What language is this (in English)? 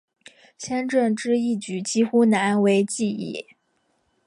Chinese